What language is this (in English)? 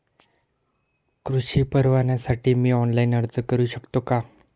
Marathi